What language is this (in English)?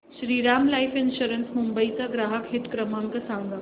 Marathi